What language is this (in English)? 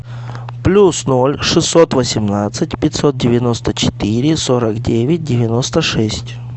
Russian